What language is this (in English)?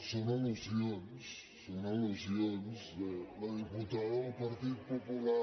Catalan